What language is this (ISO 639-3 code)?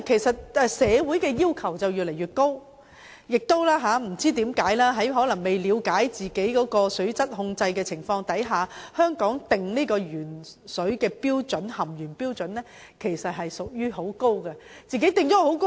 yue